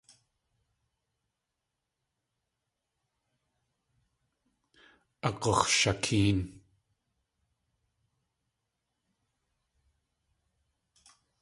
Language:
Tlingit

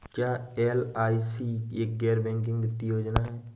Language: Hindi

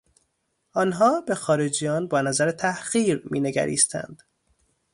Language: Persian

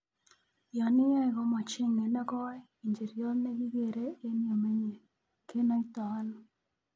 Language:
Kalenjin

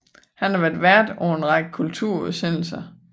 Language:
Danish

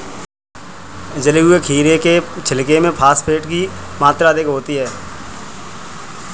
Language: Hindi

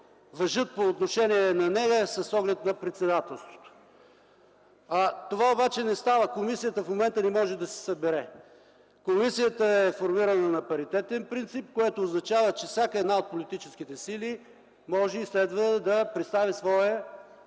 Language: Bulgarian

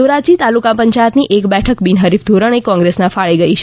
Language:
Gujarati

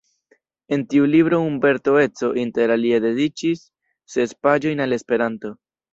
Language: Esperanto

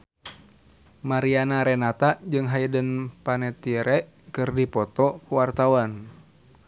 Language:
Sundanese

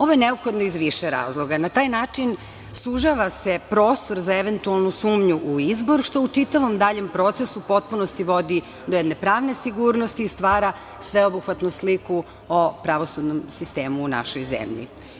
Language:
Serbian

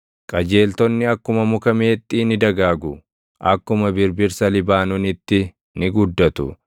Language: Oromo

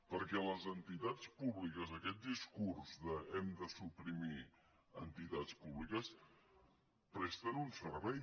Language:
Catalan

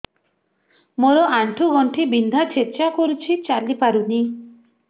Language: Odia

